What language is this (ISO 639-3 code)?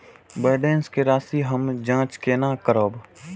mai